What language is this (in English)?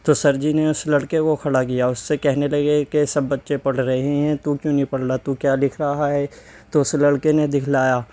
Urdu